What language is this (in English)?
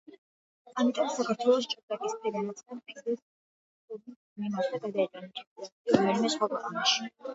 Georgian